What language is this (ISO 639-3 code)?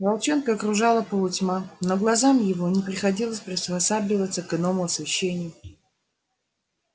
rus